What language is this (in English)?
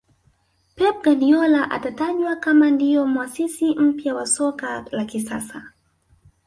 Swahili